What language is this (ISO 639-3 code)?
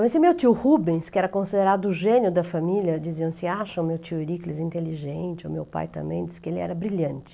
por